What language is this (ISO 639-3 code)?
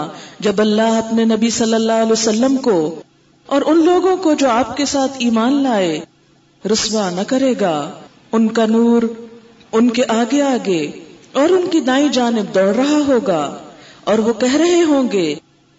urd